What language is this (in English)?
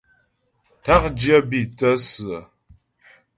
Ghomala